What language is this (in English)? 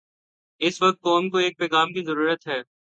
Urdu